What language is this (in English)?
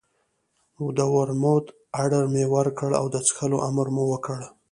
Pashto